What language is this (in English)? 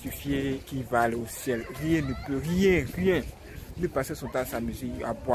French